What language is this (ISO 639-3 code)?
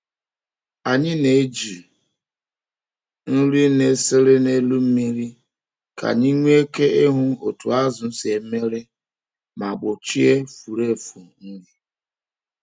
ibo